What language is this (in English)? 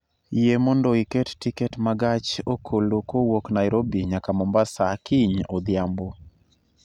Luo (Kenya and Tanzania)